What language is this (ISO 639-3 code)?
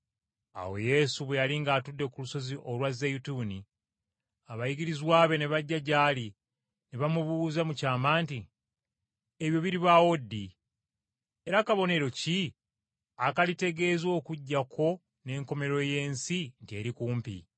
lug